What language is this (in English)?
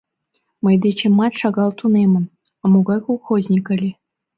Mari